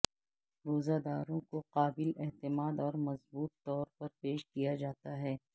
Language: Urdu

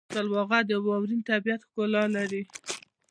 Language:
Pashto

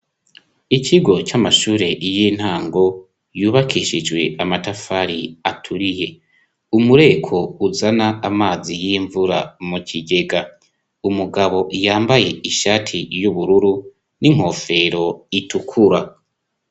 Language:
Rundi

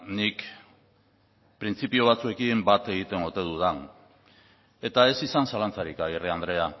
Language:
Basque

